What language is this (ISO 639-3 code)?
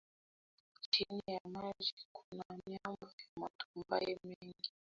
swa